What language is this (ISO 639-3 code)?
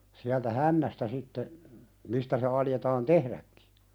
fin